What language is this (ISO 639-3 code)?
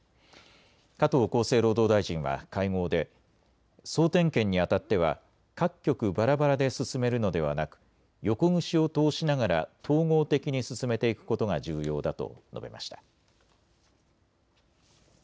jpn